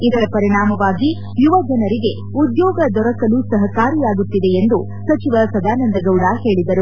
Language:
Kannada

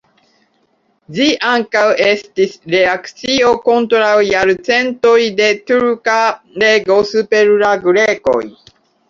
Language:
Esperanto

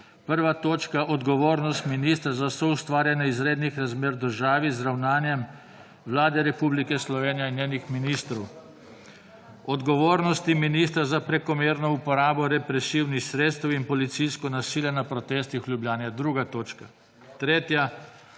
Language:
Slovenian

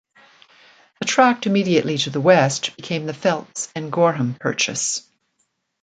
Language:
English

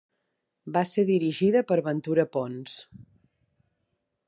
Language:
Catalan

